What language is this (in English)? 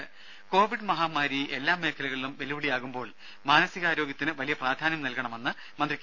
Malayalam